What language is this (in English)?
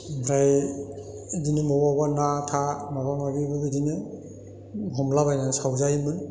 Bodo